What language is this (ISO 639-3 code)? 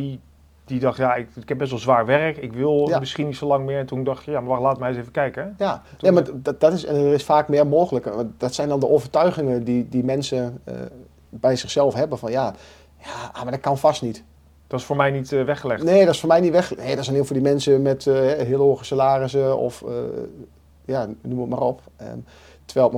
nld